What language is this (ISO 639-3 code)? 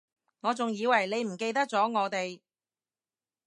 yue